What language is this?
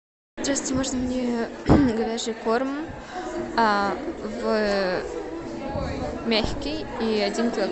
Russian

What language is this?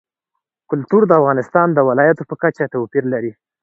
Pashto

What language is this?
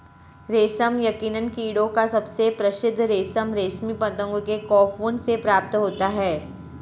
Hindi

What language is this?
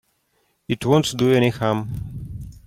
English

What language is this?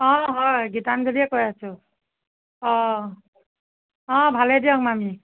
Assamese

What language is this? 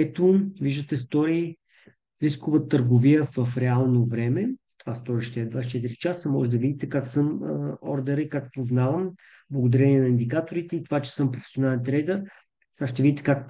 Bulgarian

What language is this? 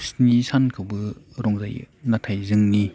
Bodo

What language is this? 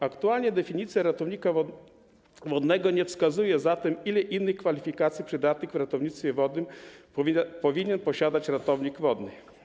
Polish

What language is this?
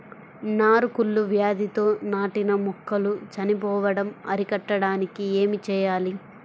Telugu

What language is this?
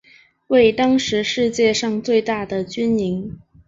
Chinese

